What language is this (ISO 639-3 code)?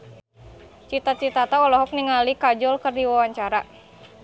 sun